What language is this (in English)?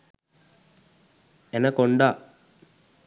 Sinhala